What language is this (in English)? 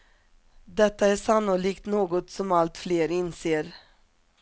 Swedish